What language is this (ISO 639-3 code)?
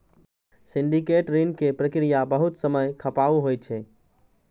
mai